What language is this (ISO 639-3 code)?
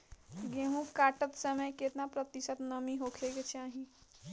bho